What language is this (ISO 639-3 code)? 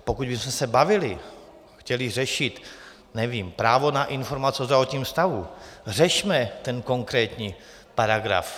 ces